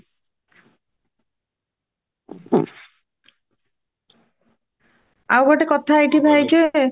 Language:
Odia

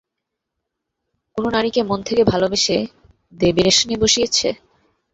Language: Bangla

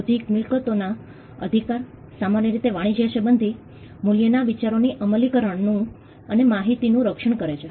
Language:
Gujarati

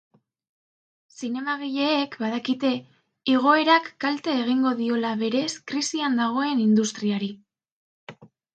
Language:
Basque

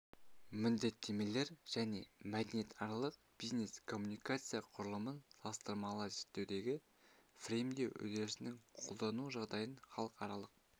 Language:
Kazakh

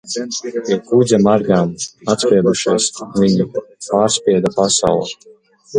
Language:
Latvian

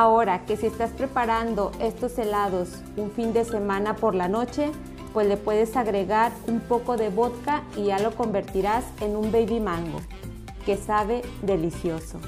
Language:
Spanish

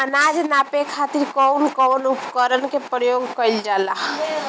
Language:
Bhojpuri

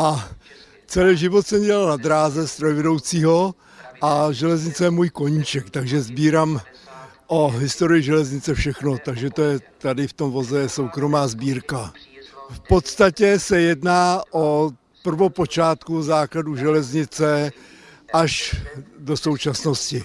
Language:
Czech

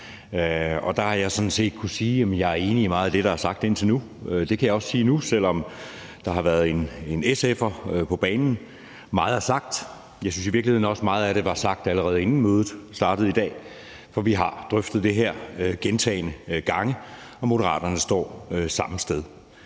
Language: Danish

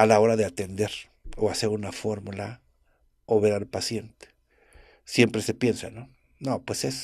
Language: Spanish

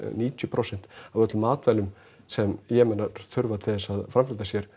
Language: Icelandic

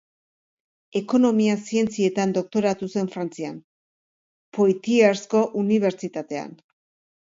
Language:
Basque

